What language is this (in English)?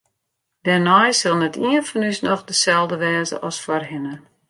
Western Frisian